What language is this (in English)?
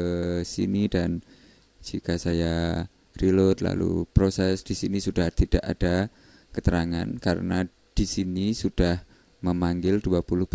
Indonesian